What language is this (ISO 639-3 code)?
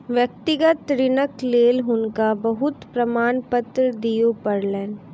mai